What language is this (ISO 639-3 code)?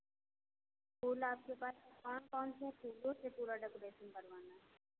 hin